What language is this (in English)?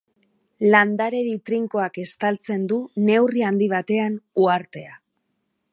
Basque